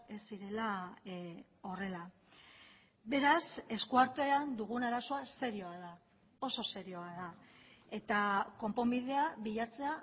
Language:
Basque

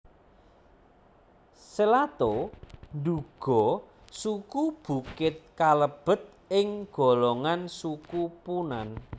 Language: Javanese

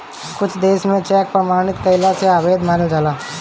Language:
Bhojpuri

